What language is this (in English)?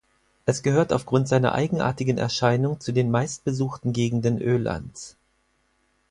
German